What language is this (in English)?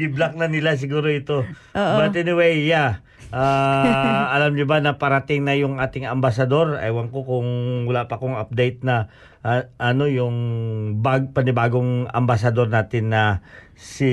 Filipino